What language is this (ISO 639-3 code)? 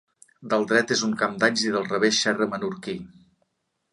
cat